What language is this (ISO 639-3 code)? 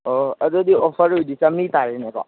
mni